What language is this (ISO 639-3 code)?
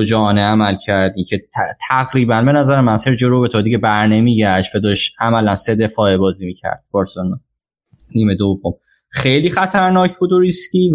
fas